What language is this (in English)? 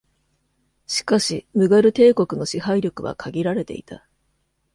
Japanese